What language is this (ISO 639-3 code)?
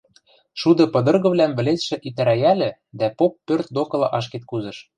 mrj